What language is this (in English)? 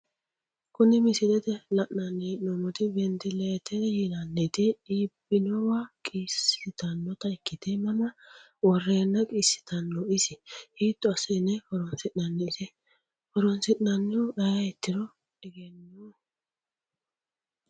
Sidamo